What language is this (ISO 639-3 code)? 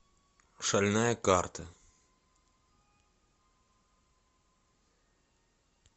rus